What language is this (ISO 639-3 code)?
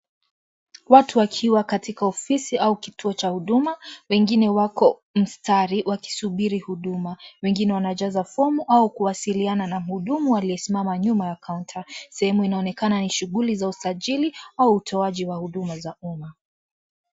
swa